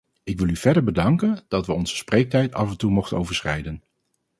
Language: Dutch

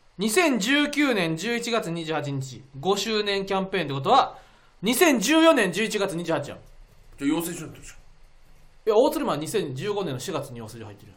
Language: Japanese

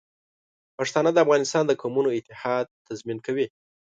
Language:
Pashto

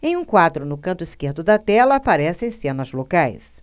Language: Portuguese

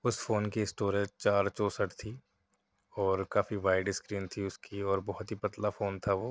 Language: Urdu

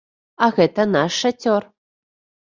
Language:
Belarusian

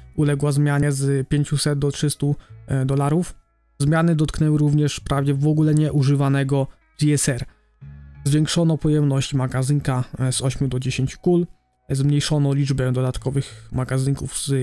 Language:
Polish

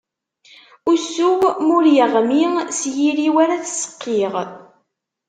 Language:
Kabyle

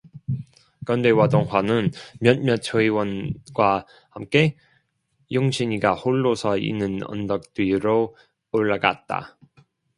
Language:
Korean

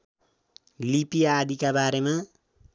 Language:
Nepali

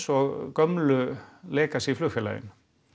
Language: Icelandic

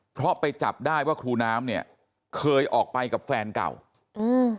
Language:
Thai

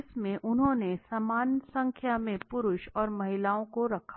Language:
Hindi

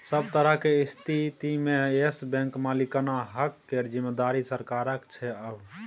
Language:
Maithili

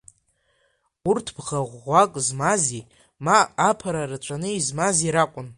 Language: Abkhazian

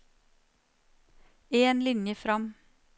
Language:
Norwegian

